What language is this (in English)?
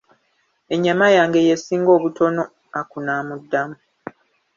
Ganda